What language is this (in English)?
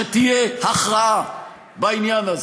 Hebrew